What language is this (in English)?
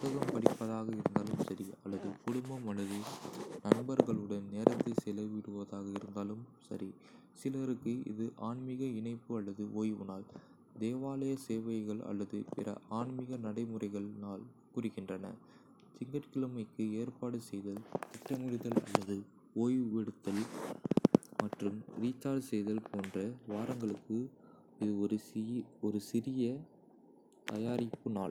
Kota (India)